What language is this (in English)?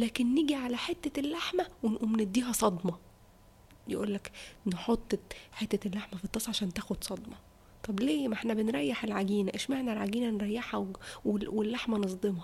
Arabic